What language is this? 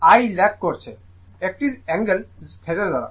Bangla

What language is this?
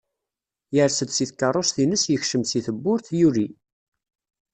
Kabyle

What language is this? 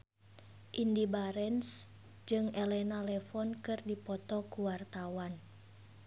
Sundanese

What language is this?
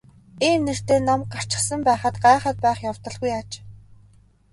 Mongolian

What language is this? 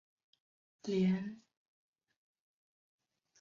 Chinese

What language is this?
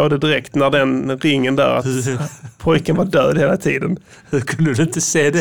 Swedish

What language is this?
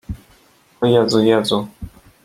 Polish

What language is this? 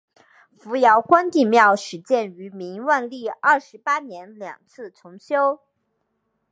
Chinese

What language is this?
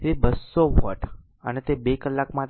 Gujarati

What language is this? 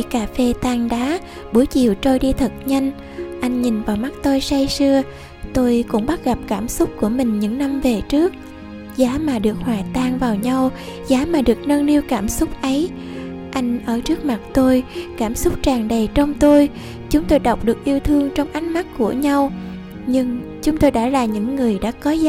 Vietnamese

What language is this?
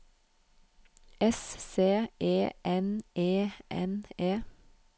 Norwegian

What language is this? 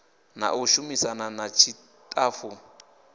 Venda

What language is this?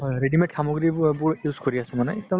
Assamese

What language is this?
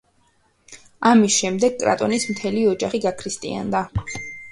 Georgian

